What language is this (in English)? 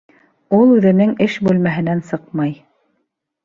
Bashkir